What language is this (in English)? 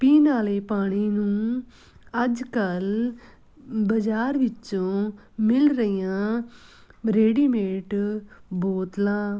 Punjabi